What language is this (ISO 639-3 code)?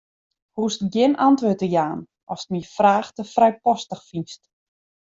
fry